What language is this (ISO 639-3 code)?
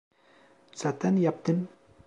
tur